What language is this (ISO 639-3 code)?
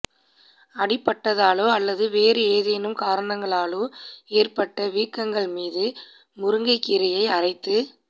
tam